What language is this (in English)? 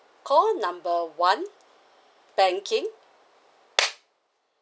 English